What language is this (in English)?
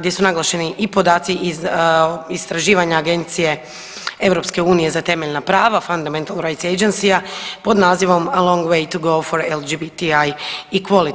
Croatian